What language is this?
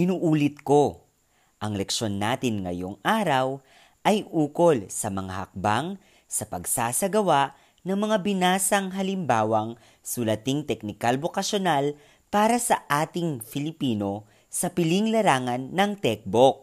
Filipino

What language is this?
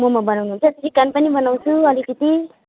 Nepali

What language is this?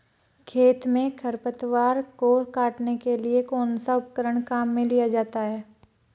Hindi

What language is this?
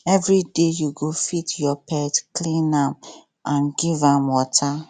Nigerian Pidgin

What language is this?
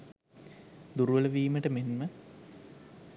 Sinhala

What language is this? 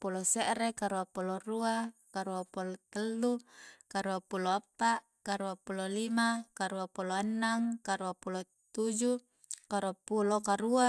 Coastal Konjo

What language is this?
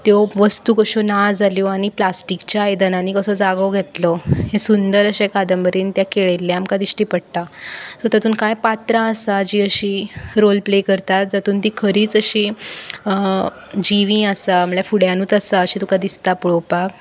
Konkani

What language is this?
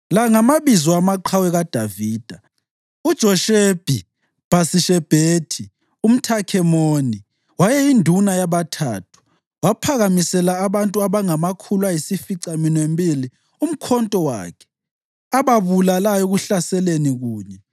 North Ndebele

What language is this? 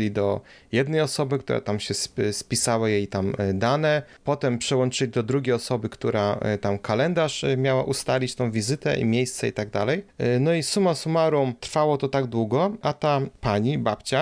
Polish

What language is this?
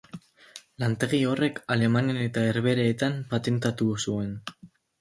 Basque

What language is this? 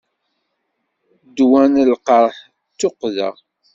Kabyle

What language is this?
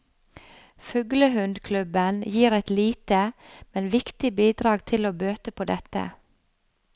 Norwegian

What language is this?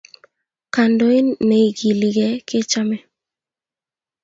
Kalenjin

